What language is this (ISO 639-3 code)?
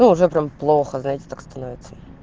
rus